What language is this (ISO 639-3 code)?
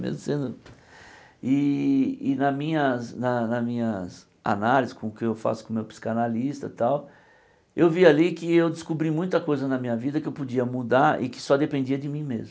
por